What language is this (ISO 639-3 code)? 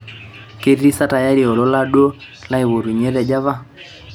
mas